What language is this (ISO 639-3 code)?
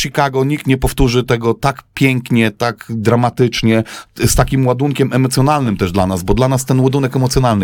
pol